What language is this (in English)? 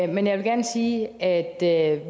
Danish